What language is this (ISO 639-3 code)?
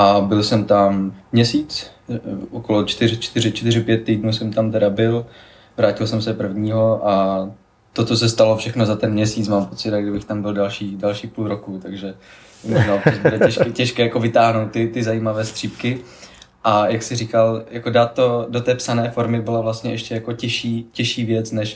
ces